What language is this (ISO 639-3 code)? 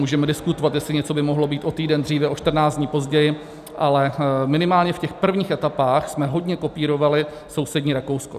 ces